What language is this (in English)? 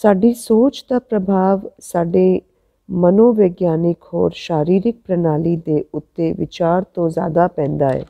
Hindi